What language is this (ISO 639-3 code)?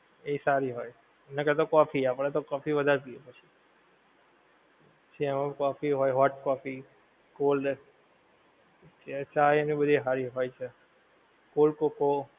guj